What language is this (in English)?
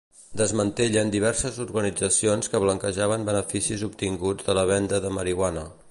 Catalan